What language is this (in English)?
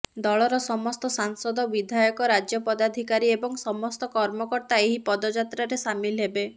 Odia